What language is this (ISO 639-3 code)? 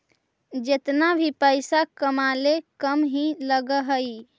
mag